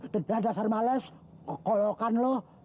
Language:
Indonesian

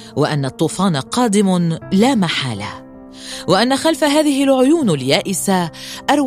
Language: Arabic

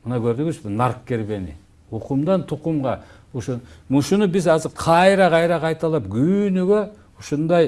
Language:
Turkish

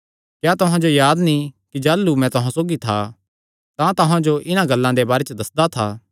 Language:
Kangri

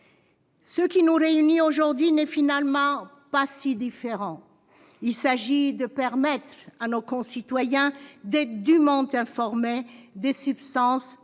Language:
French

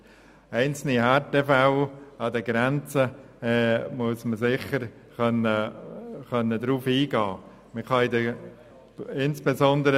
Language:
Swiss German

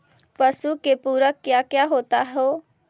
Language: Magahi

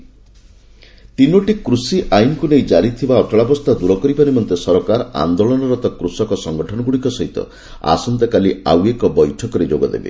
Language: Odia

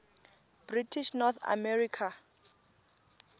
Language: Tsonga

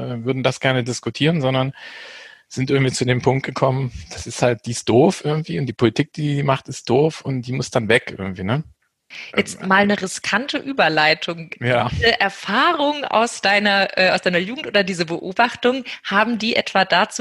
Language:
German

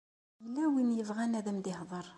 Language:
Kabyle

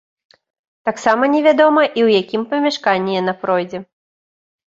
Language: Belarusian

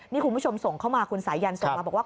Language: Thai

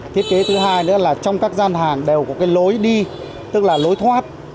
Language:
Vietnamese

